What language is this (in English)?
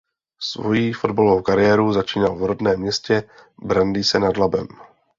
Czech